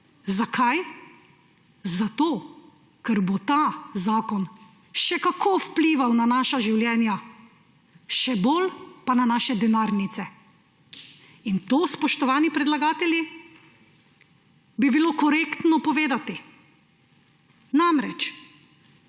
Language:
Slovenian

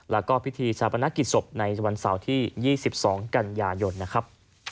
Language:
Thai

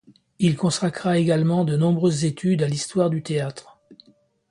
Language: French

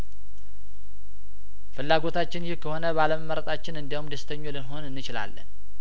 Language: Amharic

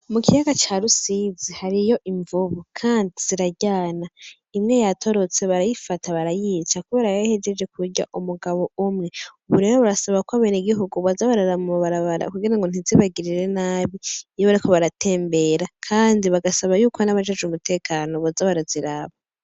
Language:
Rundi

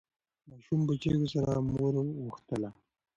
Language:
Pashto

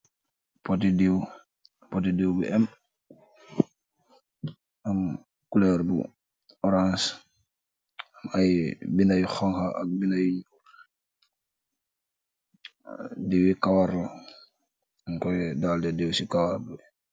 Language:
Wolof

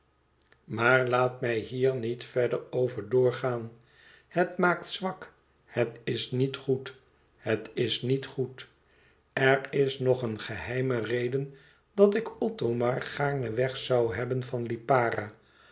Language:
Dutch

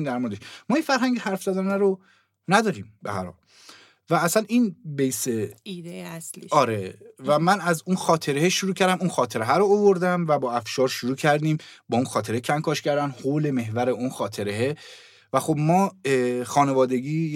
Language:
Persian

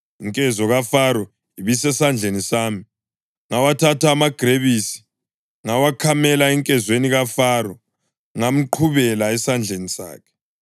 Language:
North Ndebele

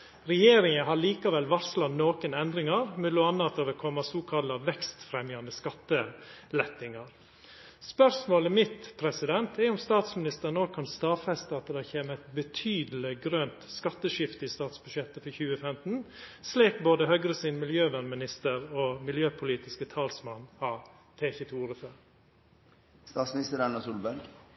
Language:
Norwegian Nynorsk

